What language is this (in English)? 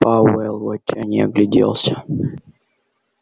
Russian